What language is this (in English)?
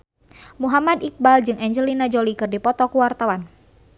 Sundanese